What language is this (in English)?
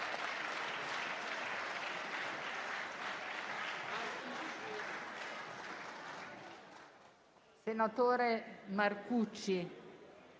Italian